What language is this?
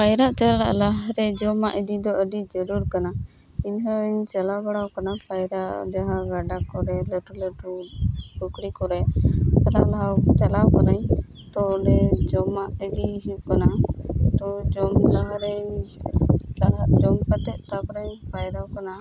Santali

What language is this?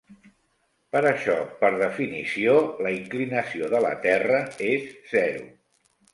Catalan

